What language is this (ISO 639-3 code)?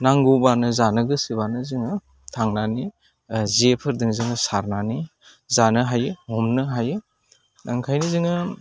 brx